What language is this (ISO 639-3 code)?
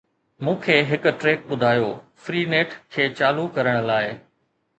snd